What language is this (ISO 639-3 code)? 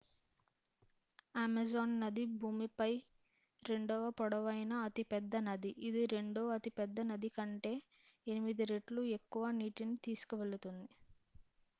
tel